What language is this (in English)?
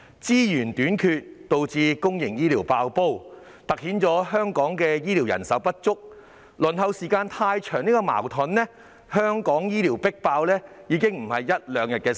Cantonese